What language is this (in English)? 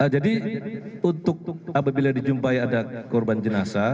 Indonesian